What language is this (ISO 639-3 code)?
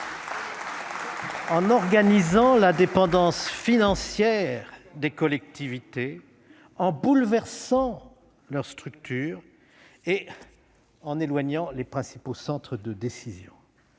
fra